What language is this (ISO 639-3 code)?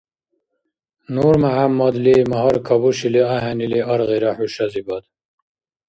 dar